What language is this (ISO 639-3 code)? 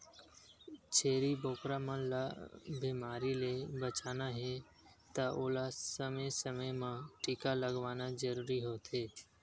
hne